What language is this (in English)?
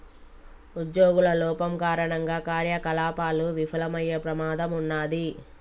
Telugu